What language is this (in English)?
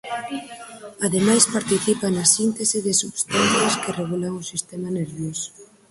Galician